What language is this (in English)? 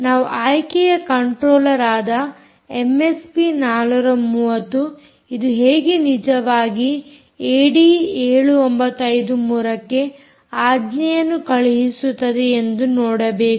Kannada